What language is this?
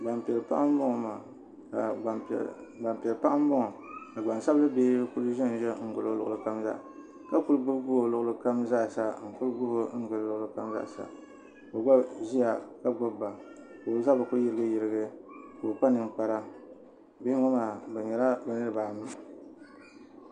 Dagbani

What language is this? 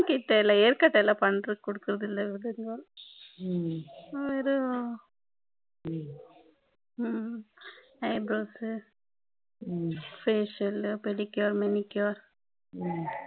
Tamil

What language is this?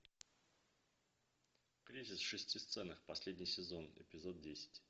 Russian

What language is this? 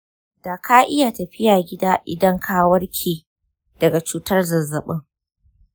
Hausa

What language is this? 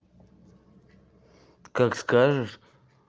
Russian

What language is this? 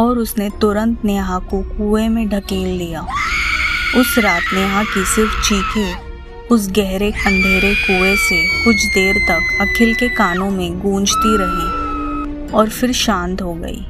Hindi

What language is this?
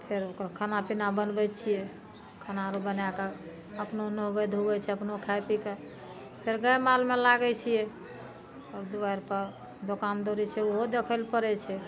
Maithili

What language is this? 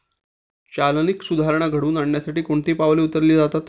Marathi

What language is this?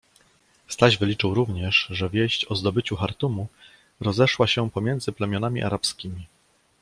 Polish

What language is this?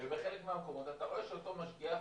Hebrew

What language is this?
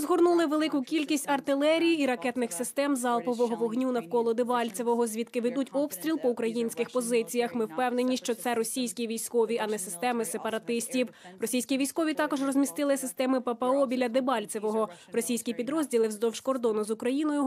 Ukrainian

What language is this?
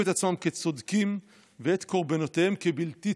Hebrew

